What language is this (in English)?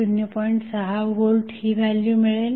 Marathi